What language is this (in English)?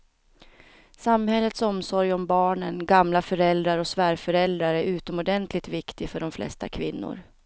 Swedish